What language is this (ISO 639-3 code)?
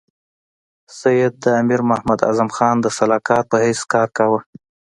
pus